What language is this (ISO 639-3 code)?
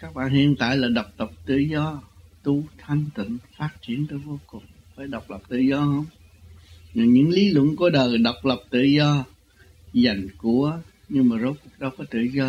vie